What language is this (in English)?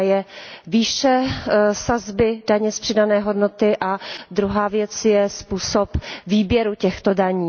Czech